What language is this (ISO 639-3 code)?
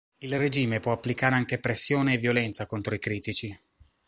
ita